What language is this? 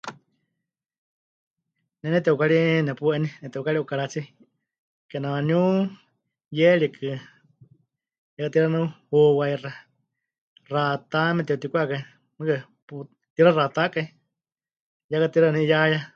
Huichol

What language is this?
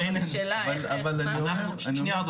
Hebrew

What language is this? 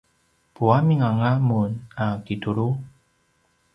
Paiwan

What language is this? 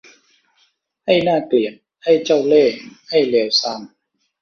Thai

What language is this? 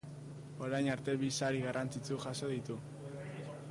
Basque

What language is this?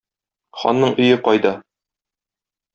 Tatar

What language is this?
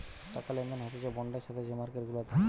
Bangla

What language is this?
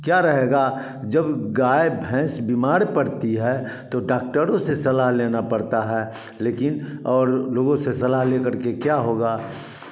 Hindi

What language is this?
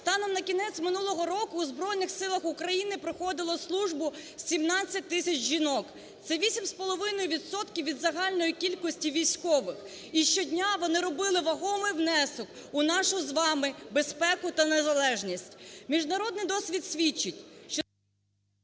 Ukrainian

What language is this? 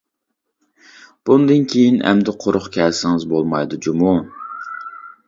Uyghur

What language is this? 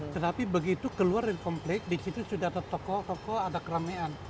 Indonesian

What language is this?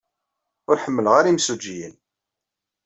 Kabyle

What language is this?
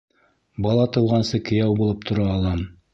Bashkir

